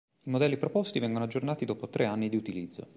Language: Italian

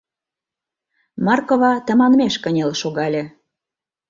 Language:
Mari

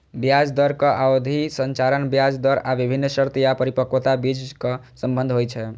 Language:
Maithili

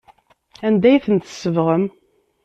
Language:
Kabyle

